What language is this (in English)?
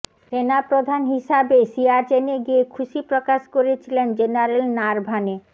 Bangla